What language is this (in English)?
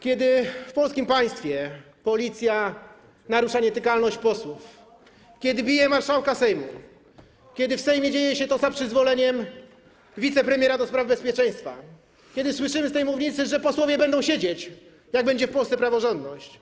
Polish